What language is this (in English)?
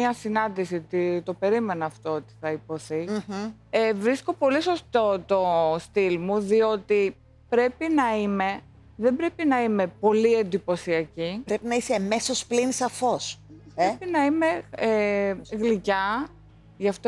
Greek